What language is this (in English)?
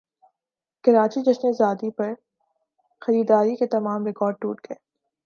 Urdu